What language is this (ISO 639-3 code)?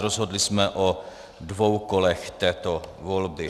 ces